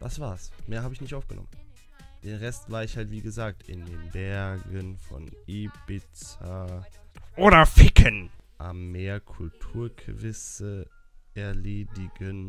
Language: German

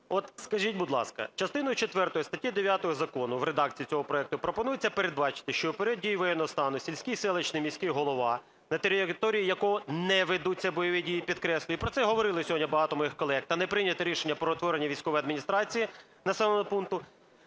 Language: Ukrainian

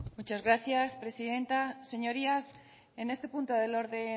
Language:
Spanish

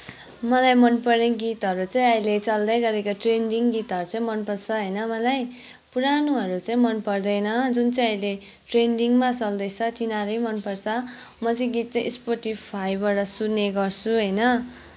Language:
Nepali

